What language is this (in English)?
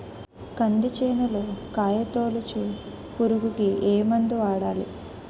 Telugu